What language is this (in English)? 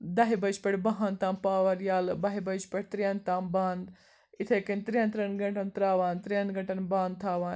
Kashmiri